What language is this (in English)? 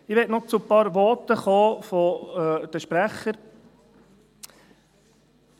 Swiss German